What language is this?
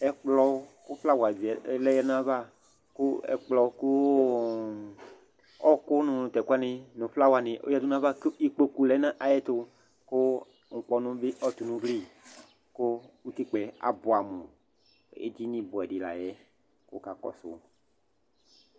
Ikposo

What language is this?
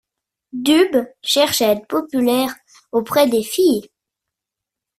French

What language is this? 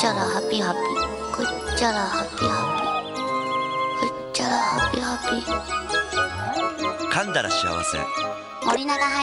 Japanese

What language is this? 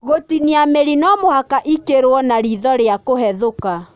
Kikuyu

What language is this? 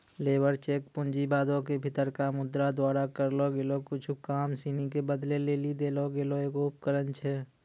Maithili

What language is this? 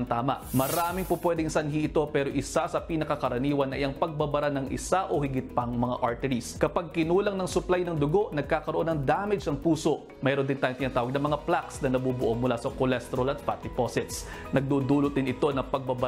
Filipino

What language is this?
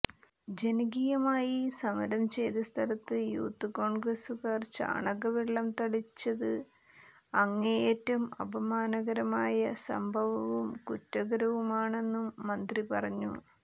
Malayalam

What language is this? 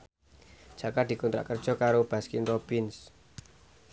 Javanese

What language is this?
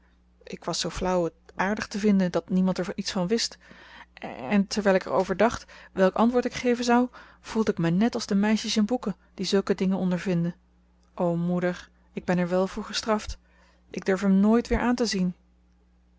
Dutch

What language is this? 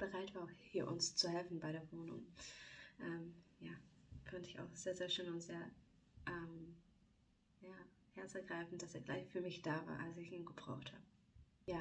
German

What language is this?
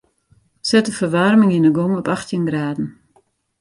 Western Frisian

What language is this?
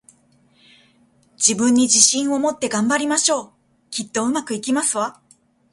Japanese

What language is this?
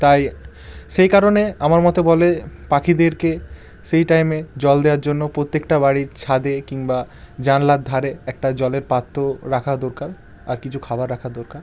Bangla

